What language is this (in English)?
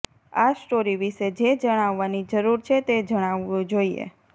Gujarati